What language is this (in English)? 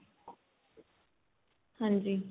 Punjabi